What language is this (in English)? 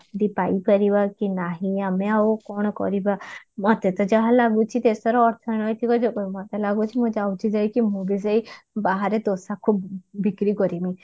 Odia